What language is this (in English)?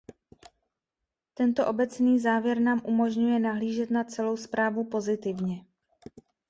Czech